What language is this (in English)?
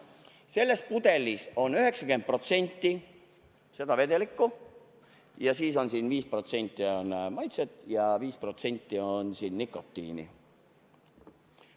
Estonian